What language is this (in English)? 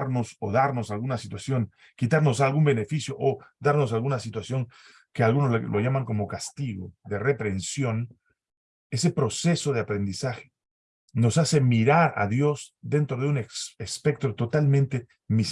Spanish